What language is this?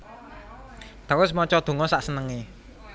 Javanese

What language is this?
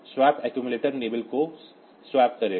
Hindi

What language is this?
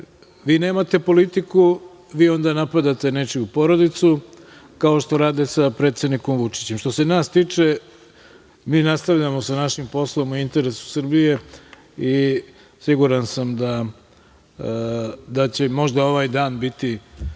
Serbian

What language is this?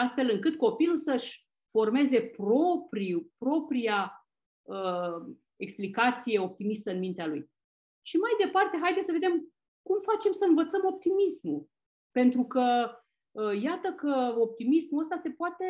Romanian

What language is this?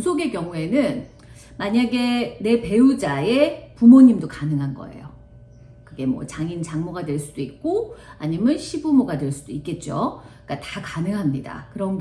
Korean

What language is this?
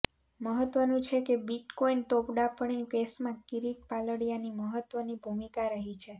Gujarati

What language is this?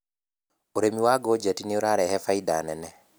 Kikuyu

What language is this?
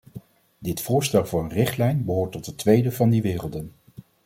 Dutch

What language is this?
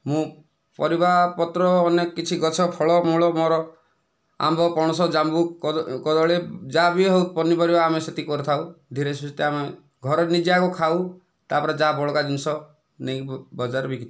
Odia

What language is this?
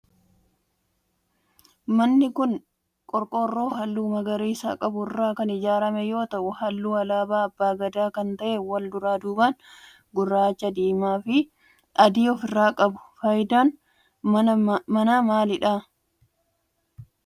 Oromo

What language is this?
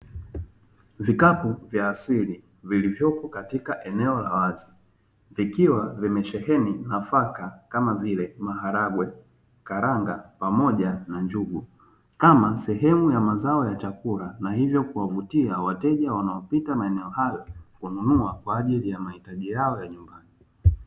Swahili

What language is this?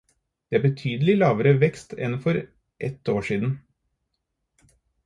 Norwegian Bokmål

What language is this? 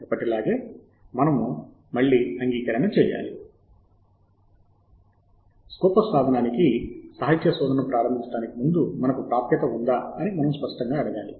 Telugu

